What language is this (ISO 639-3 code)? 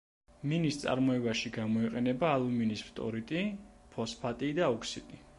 kat